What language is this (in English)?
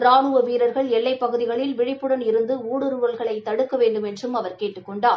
Tamil